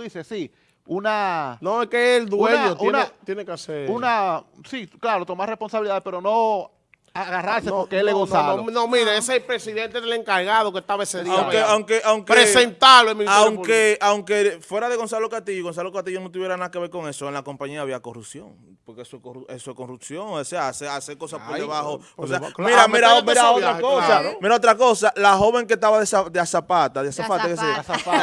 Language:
Spanish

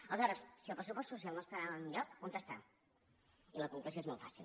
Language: Catalan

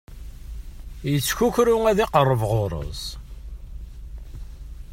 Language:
Kabyle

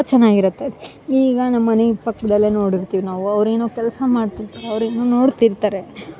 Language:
Kannada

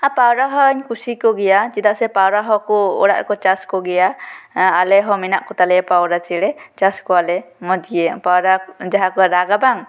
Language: Santali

